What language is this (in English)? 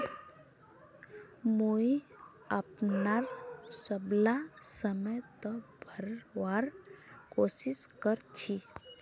Magahi